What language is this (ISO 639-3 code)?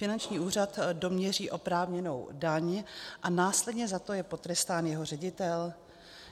ces